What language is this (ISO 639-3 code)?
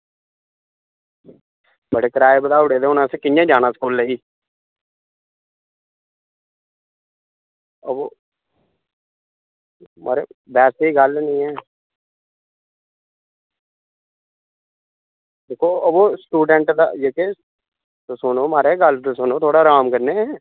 doi